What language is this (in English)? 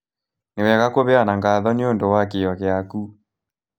Kikuyu